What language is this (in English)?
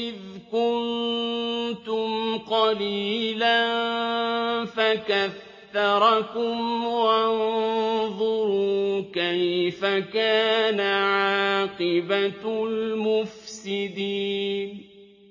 Arabic